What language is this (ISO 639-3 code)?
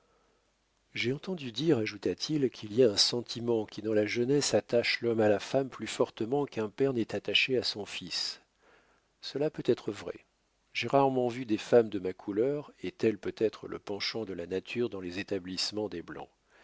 fra